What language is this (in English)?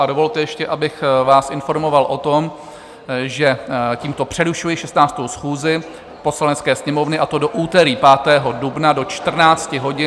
Czech